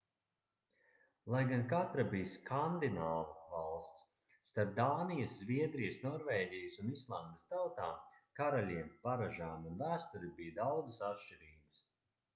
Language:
Latvian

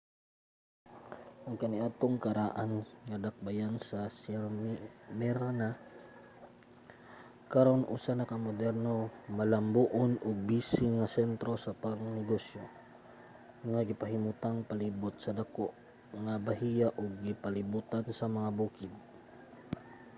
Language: Cebuano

